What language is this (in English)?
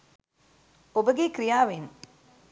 Sinhala